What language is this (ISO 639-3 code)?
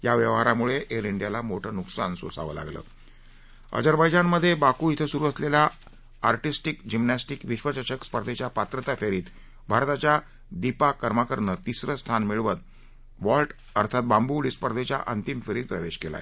mar